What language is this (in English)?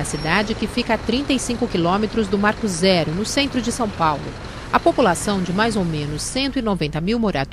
Portuguese